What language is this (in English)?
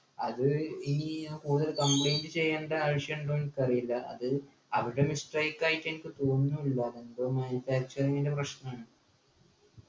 Malayalam